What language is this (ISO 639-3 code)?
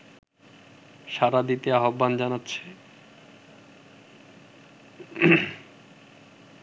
ben